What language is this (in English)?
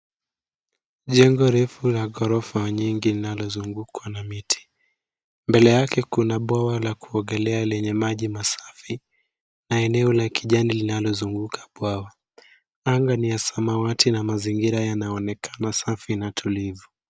Swahili